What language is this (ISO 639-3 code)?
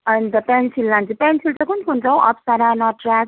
nep